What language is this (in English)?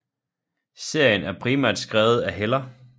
Danish